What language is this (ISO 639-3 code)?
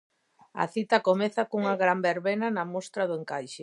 glg